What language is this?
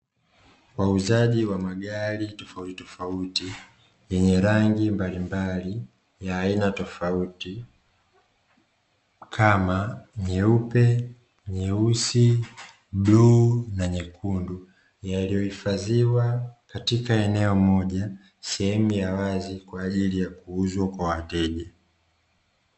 Swahili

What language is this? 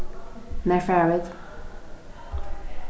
Faroese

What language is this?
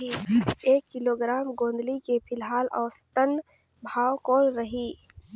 Chhattisgarhi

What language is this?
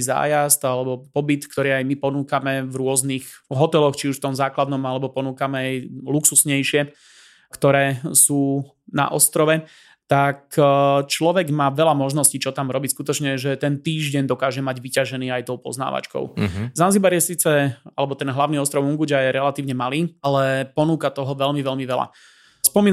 Slovak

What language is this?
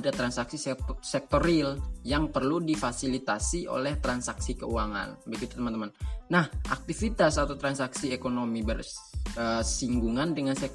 Indonesian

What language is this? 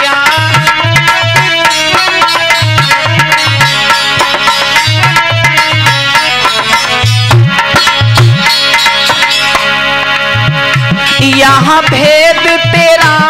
Hindi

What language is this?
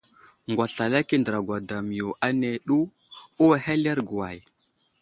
Wuzlam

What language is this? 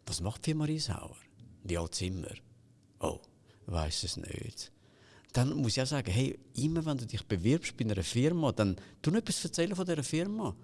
German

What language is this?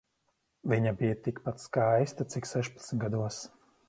Latvian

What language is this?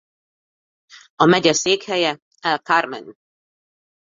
Hungarian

